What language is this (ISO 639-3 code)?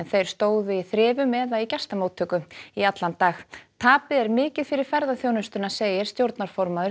isl